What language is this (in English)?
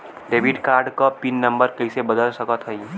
Bhojpuri